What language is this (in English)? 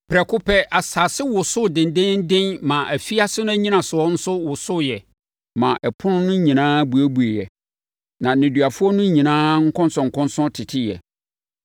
Akan